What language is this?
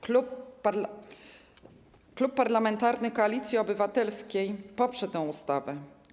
Polish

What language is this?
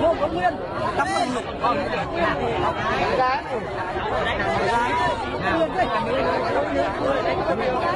Vietnamese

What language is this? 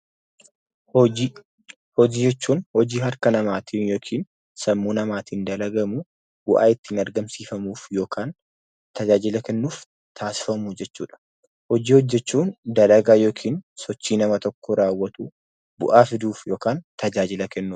Oromo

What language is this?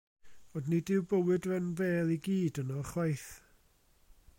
Welsh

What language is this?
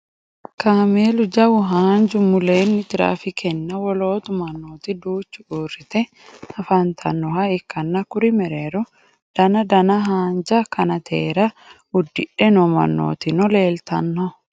Sidamo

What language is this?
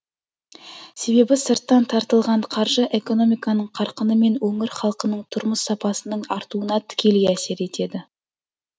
Kazakh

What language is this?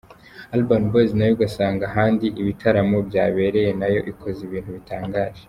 Kinyarwanda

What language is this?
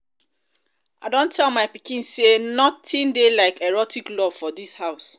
Nigerian Pidgin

